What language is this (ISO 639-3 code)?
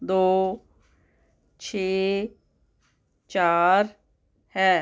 pan